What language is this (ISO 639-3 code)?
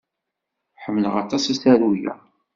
kab